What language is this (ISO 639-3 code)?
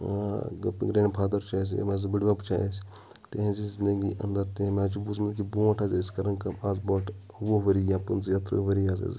kas